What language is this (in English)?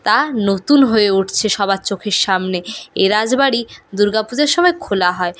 Bangla